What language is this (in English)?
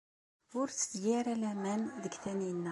Kabyle